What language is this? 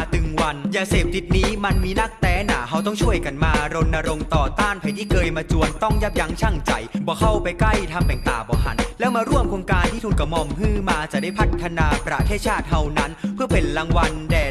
Thai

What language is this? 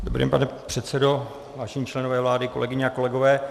Czech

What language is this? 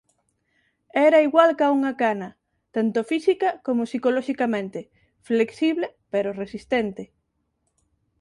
Galician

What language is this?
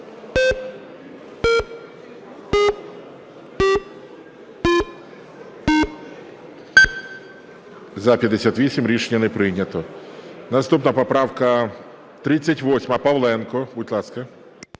Ukrainian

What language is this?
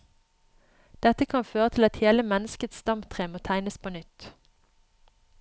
Norwegian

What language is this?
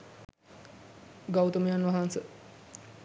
Sinhala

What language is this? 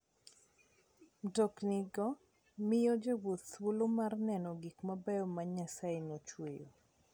Luo (Kenya and Tanzania)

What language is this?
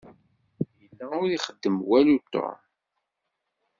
Kabyle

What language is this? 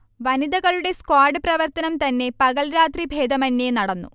Malayalam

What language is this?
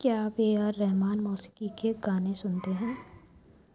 Urdu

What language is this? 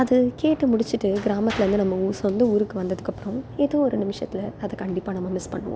Tamil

